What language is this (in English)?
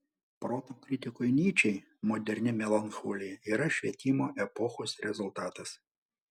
Lithuanian